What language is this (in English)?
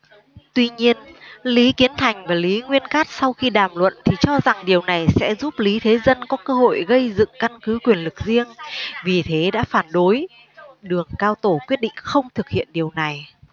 Vietnamese